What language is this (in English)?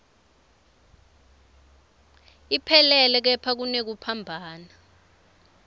Swati